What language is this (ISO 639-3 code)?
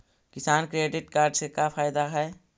mag